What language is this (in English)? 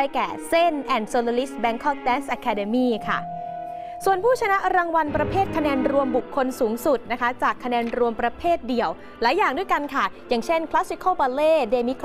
Thai